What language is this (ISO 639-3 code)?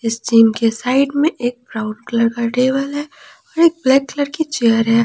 hin